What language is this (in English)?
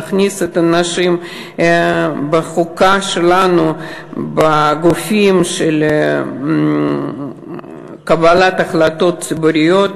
Hebrew